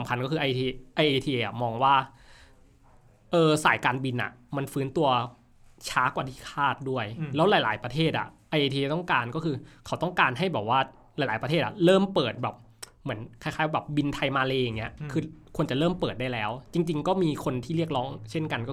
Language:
Thai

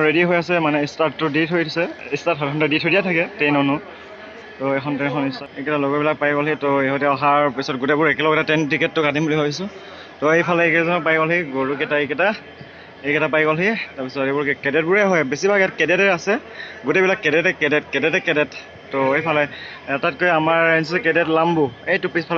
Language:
Assamese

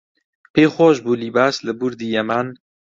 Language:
Central Kurdish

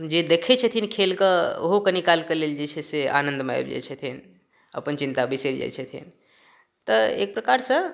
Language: Maithili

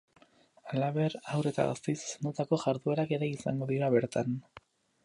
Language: Basque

